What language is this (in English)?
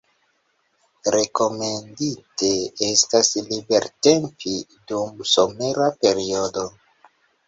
Esperanto